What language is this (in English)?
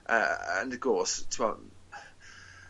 Welsh